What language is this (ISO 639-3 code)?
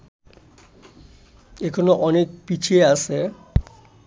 ben